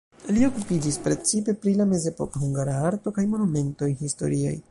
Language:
Esperanto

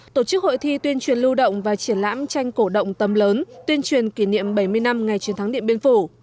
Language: Vietnamese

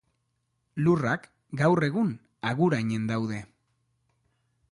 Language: Basque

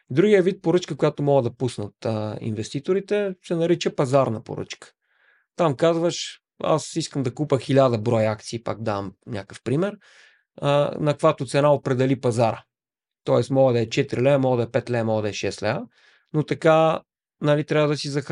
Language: Bulgarian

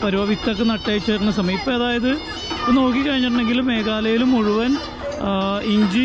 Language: Thai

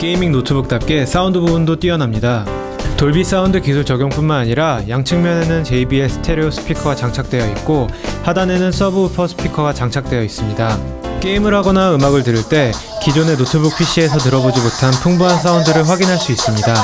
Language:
Korean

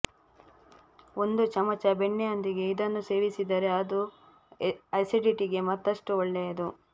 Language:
Kannada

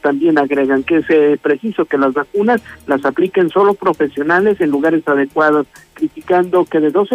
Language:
Spanish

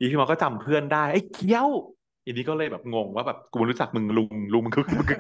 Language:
Thai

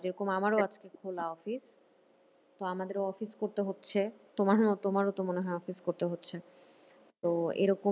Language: Bangla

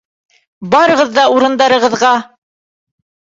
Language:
Bashkir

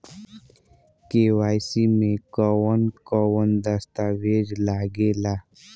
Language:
Bhojpuri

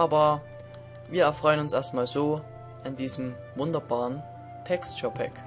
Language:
German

